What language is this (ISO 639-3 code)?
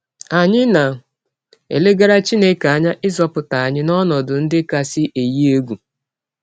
ibo